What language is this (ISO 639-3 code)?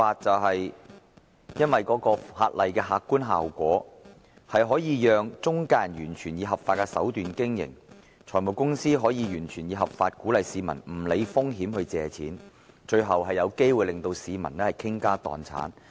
yue